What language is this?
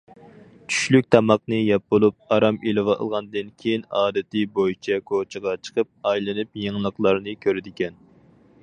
Uyghur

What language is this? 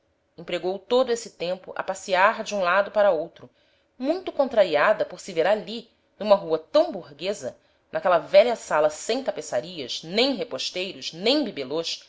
Portuguese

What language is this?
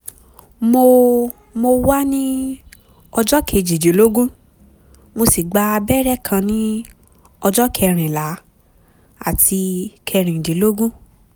Yoruba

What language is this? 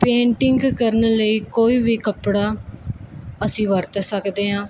Punjabi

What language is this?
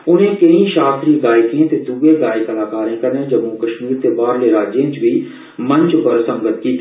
Dogri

